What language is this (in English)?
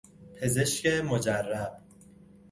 Persian